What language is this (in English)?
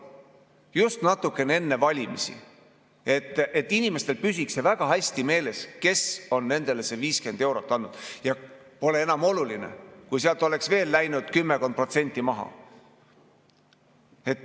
Estonian